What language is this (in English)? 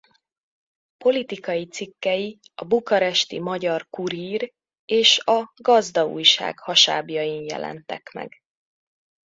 Hungarian